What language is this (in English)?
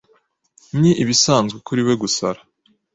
Kinyarwanda